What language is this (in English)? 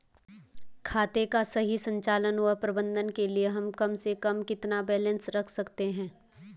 Hindi